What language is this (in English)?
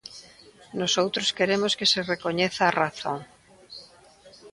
Galician